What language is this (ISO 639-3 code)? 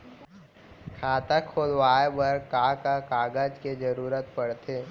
hne